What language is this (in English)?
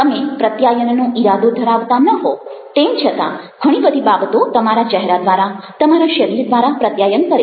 Gujarati